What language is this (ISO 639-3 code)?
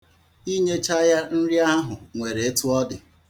ibo